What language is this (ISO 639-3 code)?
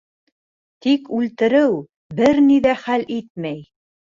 bak